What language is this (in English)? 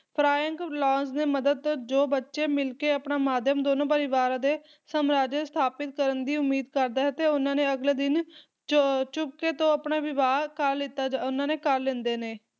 Punjabi